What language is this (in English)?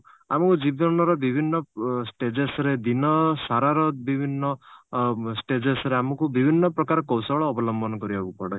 Odia